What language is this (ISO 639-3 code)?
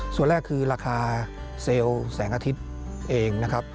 tha